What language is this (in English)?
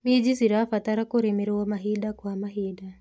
Kikuyu